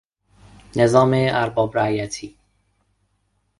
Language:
Persian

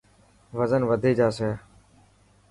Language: Dhatki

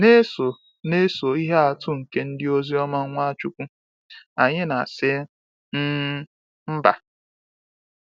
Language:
Igbo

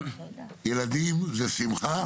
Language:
Hebrew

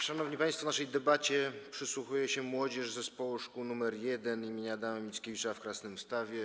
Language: Polish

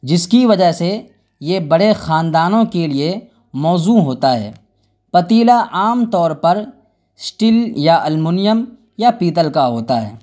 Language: Urdu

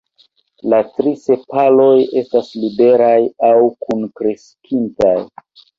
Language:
Esperanto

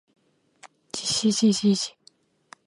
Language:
Japanese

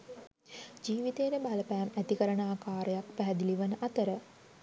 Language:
Sinhala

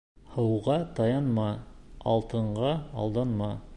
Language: Bashkir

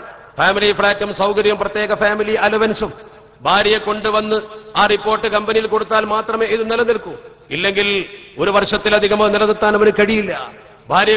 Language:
Arabic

